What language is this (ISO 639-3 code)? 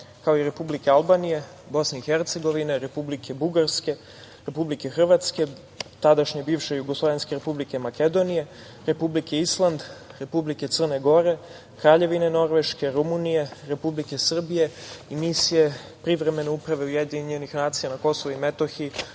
srp